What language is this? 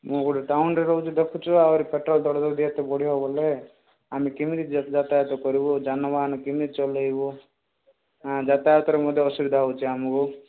Odia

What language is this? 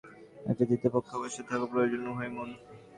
Bangla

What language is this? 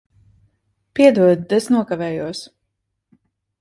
Latvian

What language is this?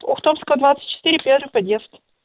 Russian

